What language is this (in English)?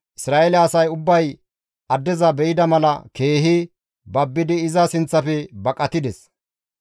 Gamo